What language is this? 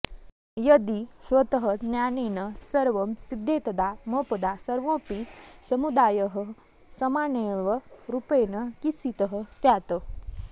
Sanskrit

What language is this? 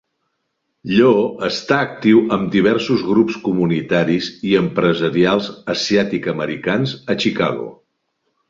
Catalan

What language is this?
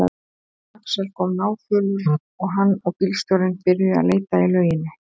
Icelandic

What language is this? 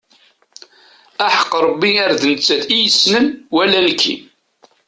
Kabyle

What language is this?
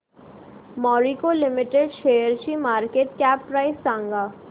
Marathi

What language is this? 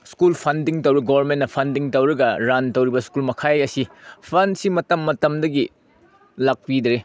Manipuri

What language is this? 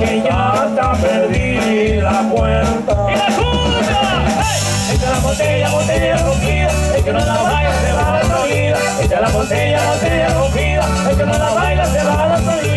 Spanish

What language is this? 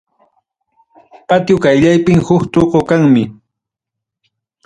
Ayacucho Quechua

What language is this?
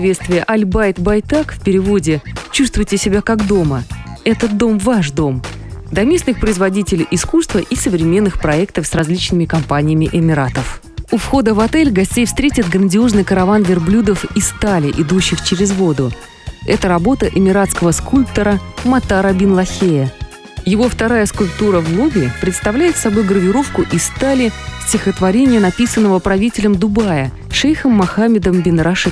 Russian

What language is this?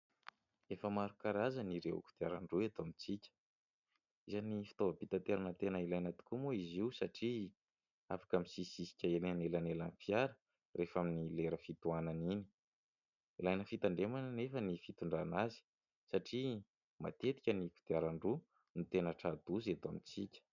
Malagasy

